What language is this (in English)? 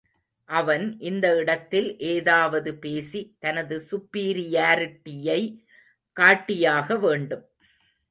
Tamil